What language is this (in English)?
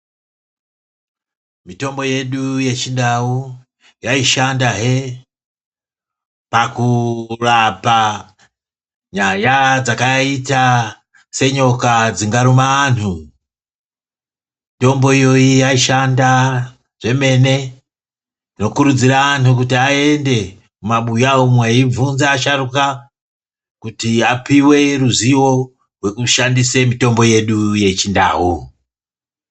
Ndau